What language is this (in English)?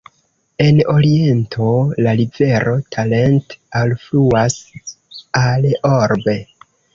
Esperanto